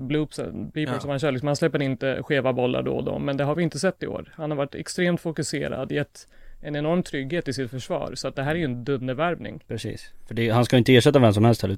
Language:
Swedish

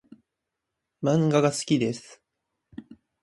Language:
Japanese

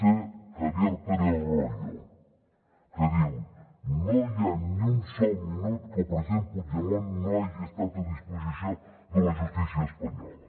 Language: Catalan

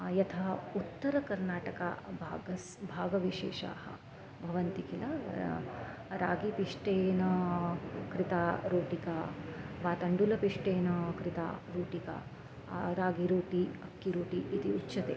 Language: Sanskrit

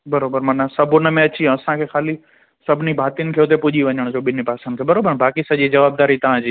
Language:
Sindhi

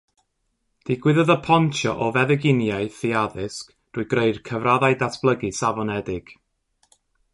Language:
Welsh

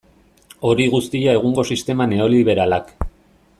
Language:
Basque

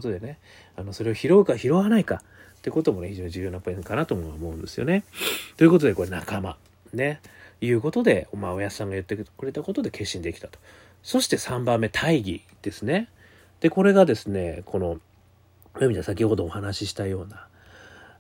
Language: Japanese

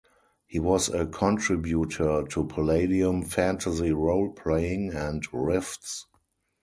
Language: English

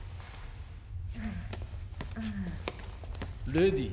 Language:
Japanese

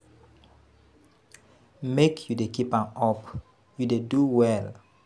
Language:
Nigerian Pidgin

